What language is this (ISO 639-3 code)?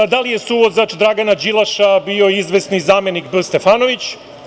srp